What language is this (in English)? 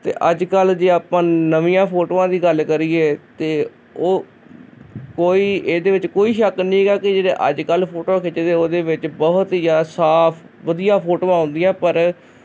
Punjabi